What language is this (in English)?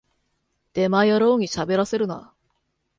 Japanese